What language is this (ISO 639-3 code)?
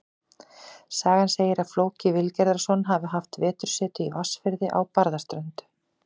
isl